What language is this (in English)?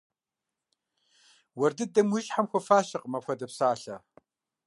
Kabardian